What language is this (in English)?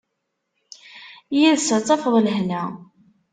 Kabyle